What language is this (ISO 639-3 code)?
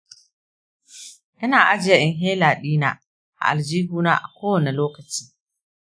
hau